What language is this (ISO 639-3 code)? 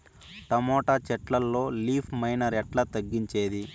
tel